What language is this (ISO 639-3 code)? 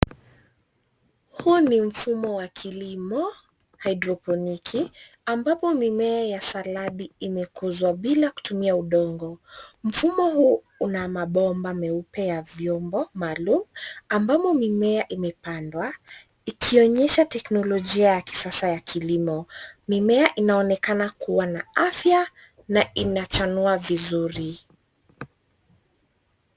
swa